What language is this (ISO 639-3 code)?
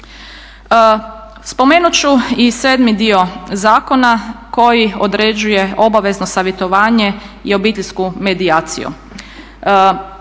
hrv